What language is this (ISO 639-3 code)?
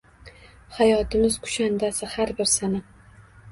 uzb